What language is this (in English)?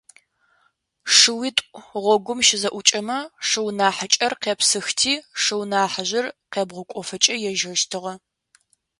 Adyghe